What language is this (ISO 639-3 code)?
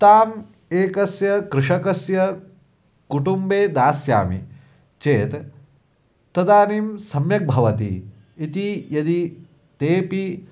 san